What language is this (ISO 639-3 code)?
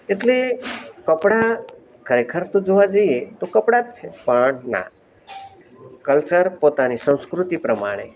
guj